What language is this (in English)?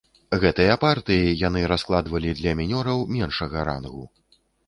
Belarusian